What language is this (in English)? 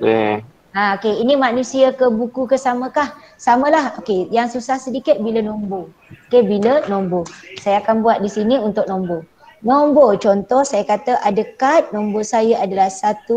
Malay